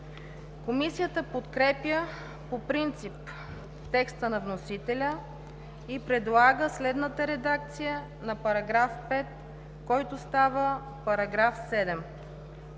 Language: Bulgarian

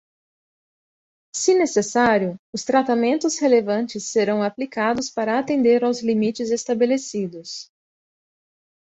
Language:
Portuguese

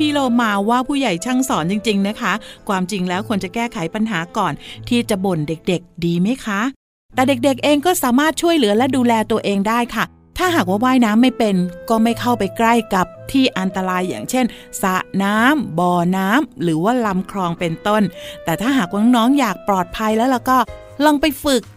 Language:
Thai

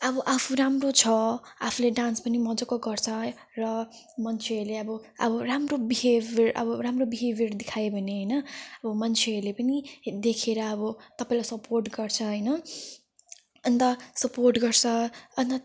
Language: Nepali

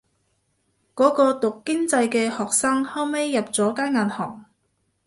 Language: Cantonese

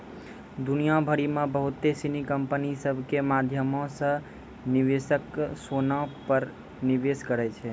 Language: Maithili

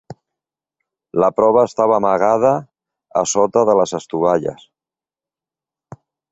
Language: Catalan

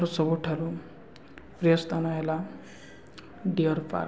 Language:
Odia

